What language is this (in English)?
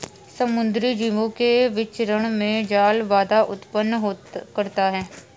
Hindi